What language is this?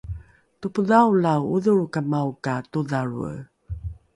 Rukai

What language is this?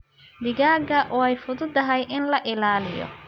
Somali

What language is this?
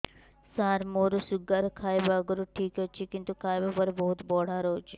Odia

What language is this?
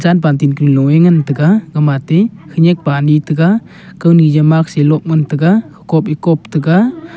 Wancho Naga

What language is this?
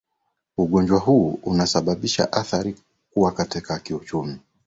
Swahili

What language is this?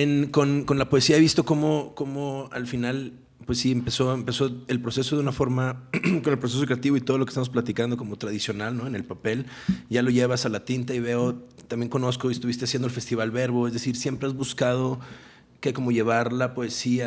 Spanish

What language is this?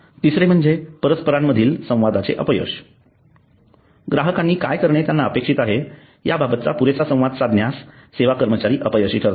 Marathi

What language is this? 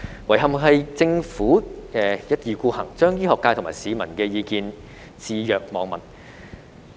Cantonese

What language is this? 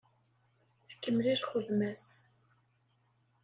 Kabyle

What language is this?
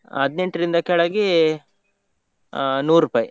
Kannada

